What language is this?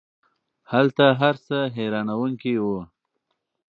Pashto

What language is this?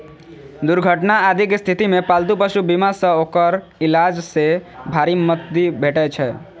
Maithili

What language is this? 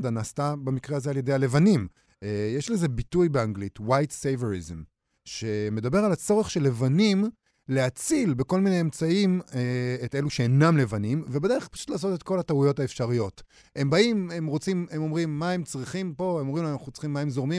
Hebrew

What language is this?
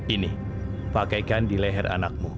Indonesian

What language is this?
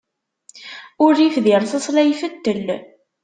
Kabyle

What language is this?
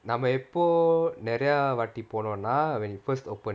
English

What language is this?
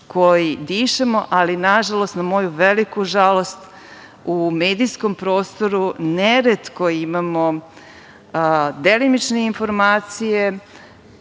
Serbian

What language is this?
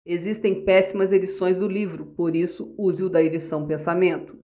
Portuguese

